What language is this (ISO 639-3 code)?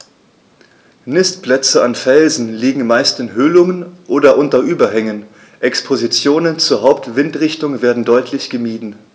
deu